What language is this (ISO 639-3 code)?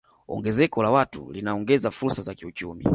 swa